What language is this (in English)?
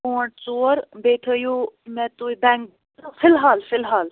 Kashmiri